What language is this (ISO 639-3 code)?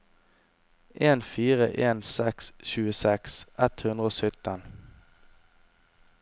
nor